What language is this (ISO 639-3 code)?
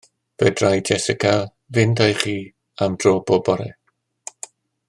cym